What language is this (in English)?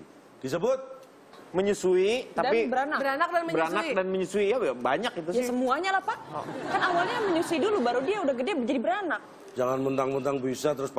Indonesian